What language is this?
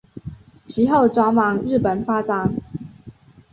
Chinese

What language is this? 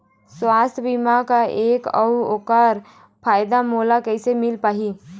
Chhattisgarhi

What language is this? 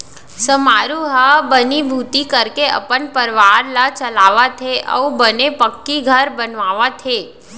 Chhattisgarhi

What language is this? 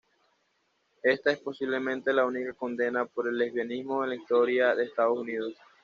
Spanish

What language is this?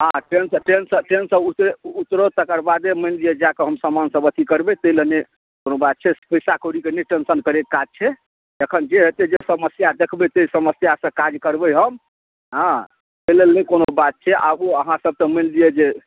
Maithili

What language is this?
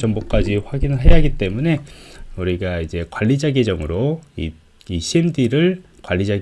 Korean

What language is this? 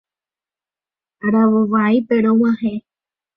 Guarani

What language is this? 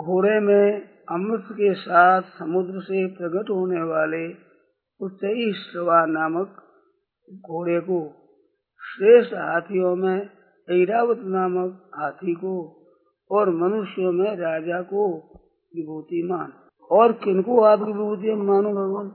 Hindi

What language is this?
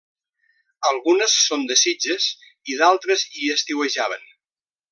Catalan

